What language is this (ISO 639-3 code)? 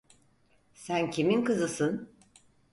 tur